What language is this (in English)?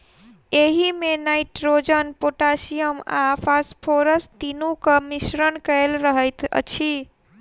Maithili